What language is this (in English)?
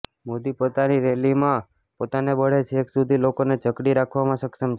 Gujarati